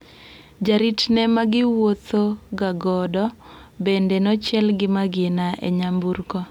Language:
Luo (Kenya and Tanzania)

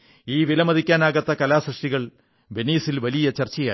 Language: Malayalam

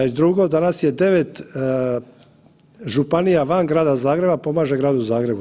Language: Croatian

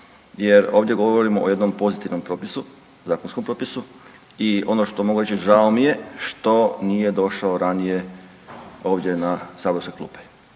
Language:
Croatian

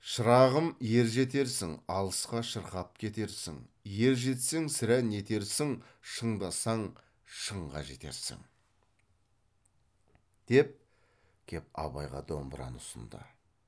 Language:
Kazakh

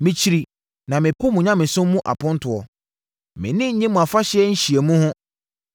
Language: Akan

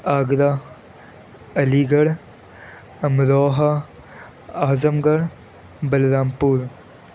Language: Urdu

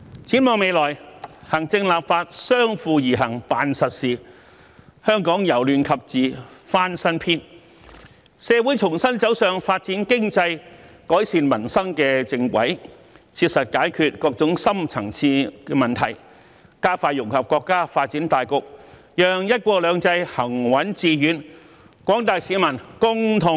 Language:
Cantonese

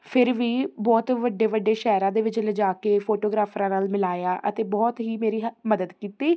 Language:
Punjabi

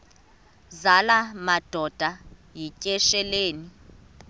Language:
Xhosa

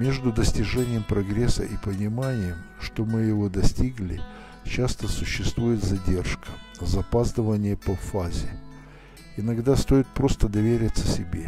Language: Russian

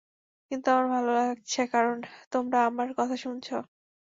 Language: Bangla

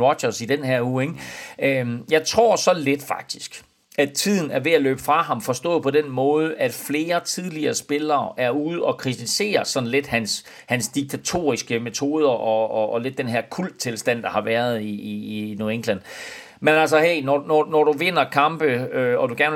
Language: Danish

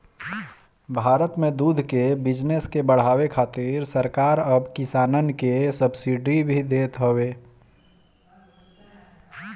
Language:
Bhojpuri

